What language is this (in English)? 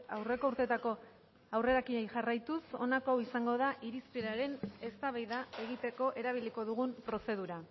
Basque